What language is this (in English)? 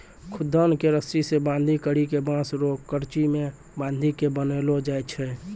Maithili